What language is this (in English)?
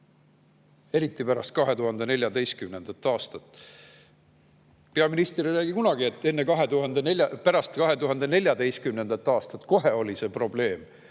Estonian